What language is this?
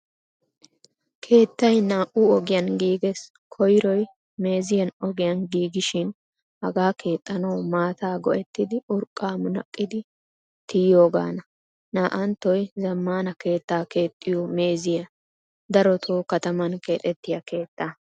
Wolaytta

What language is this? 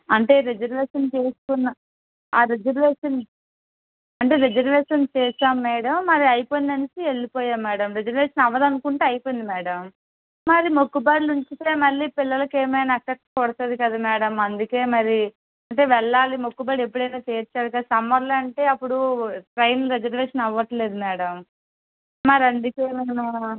Telugu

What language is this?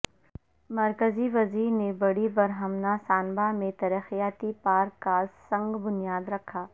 Urdu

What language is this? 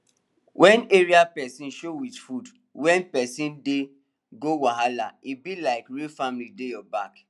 Nigerian Pidgin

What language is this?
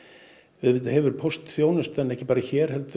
Icelandic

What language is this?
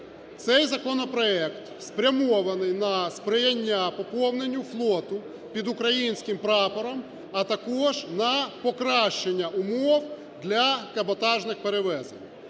Ukrainian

